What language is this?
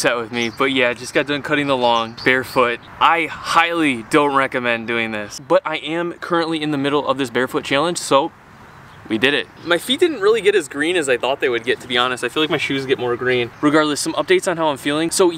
English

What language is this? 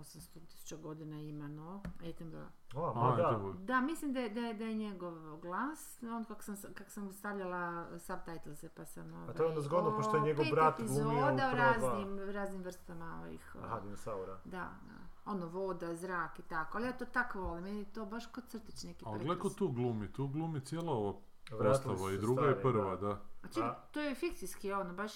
Croatian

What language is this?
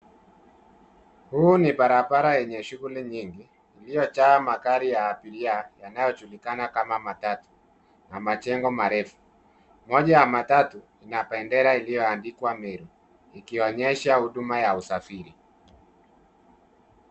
Swahili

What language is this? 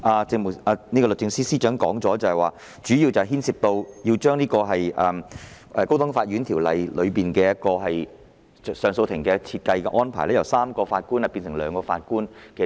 Cantonese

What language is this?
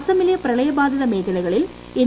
Malayalam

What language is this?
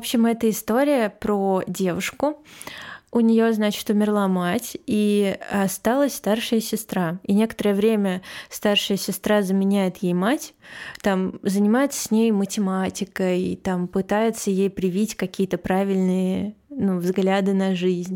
Russian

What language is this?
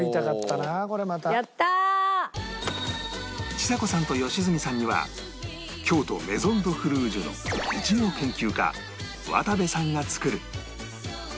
Japanese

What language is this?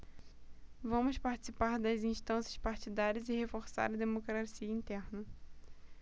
Portuguese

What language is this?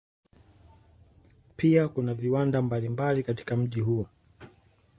Swahili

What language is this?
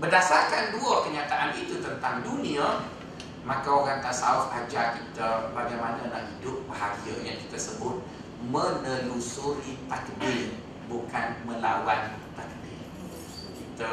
Malay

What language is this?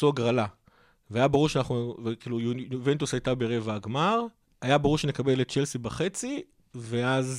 Hebrew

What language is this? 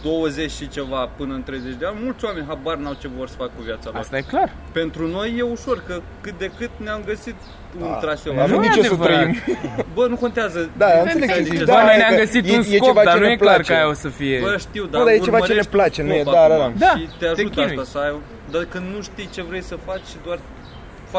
Romanian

